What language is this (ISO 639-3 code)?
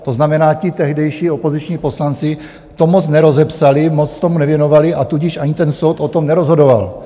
ces